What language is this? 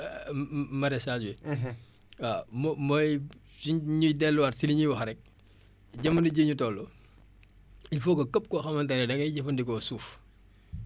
Wolof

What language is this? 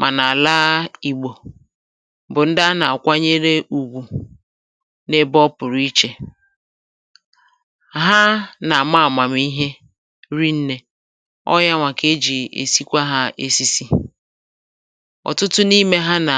Igbo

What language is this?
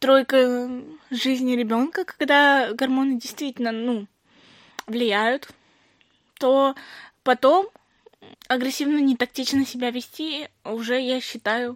Russian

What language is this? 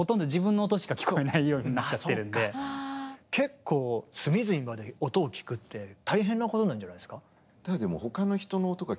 Japanese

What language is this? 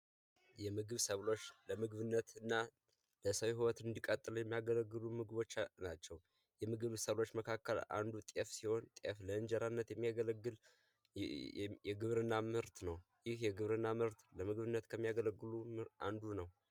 Amharic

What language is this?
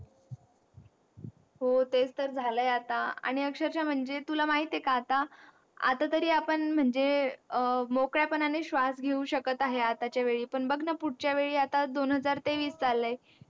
Marathi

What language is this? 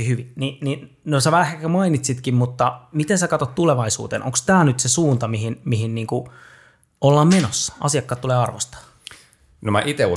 Finnish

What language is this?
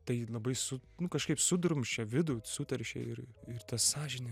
Lithuanian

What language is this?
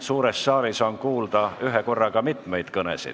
Estonian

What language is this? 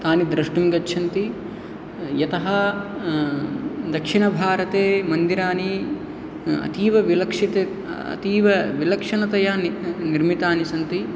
Sanskrit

